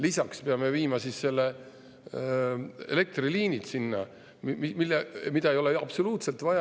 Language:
Estonian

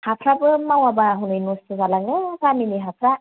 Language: Bodo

